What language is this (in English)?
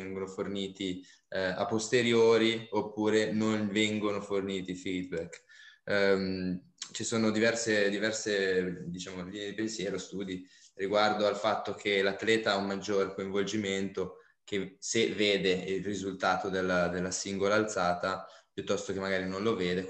Italian